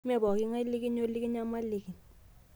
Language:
Masai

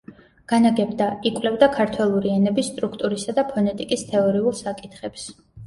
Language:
Georgian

